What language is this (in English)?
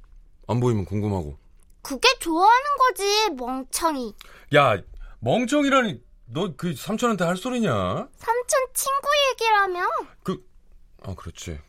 Korean